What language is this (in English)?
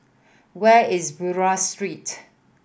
English